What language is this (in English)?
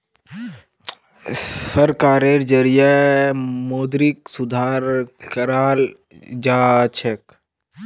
Magahi